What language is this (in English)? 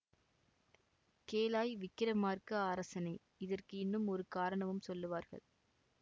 Tamil